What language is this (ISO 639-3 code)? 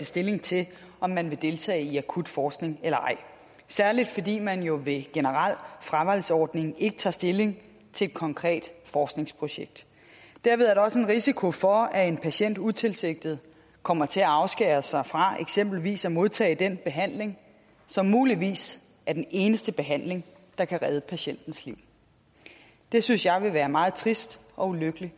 dan